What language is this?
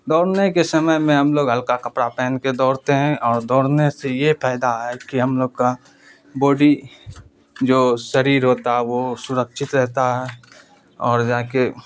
Urdu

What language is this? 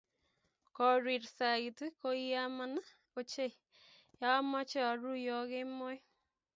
Kalenjin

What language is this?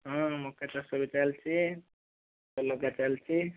Odia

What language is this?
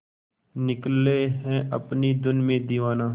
Hindi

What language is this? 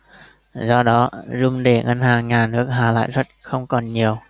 Vietnamese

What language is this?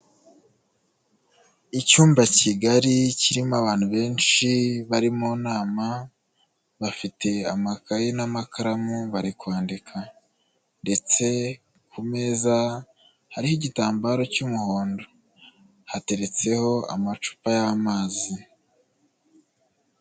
Kinyarwanda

